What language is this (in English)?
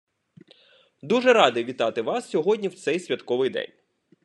Ukrainian